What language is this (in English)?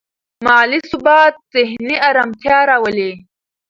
Pashto